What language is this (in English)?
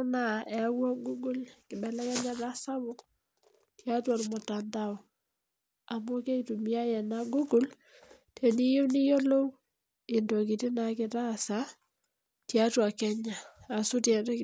Masai